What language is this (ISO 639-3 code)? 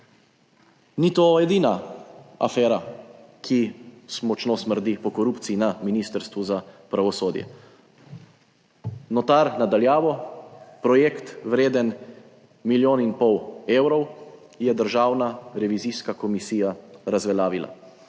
slv